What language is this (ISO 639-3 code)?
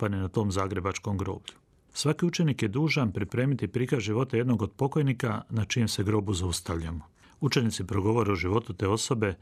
hrv